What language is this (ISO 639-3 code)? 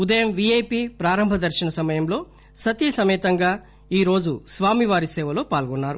tel